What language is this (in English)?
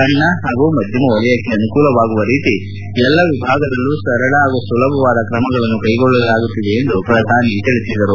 Kannada